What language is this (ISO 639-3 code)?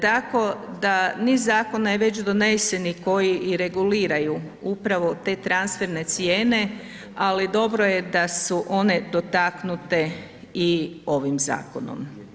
hrv